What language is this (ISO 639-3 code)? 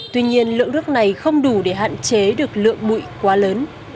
vie